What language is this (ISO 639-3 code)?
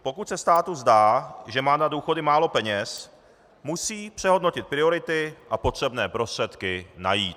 ces